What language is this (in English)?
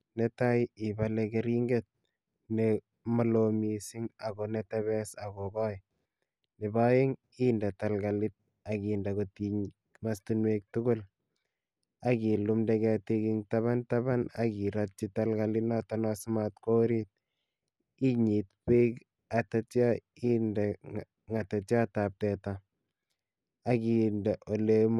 Kalenjin